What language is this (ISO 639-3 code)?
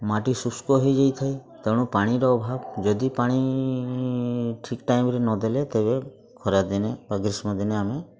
ori